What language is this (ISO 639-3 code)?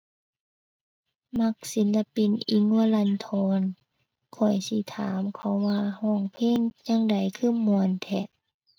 tha